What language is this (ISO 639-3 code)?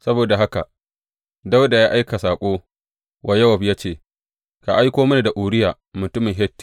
hau